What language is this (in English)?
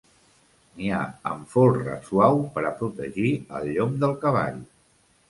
Catalan